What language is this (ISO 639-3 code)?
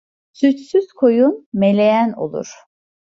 tur